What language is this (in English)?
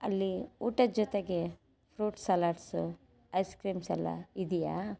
Kannada